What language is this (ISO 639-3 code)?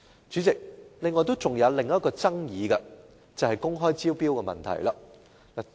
yue